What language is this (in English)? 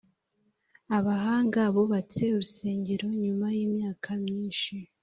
Kinyarwanda